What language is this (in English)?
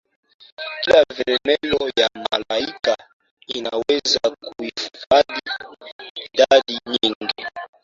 Swahili